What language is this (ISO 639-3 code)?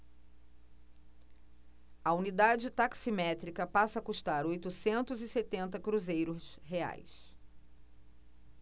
por